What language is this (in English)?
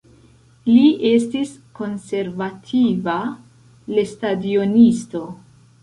Esperanto